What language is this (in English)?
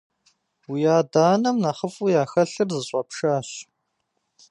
Kabardian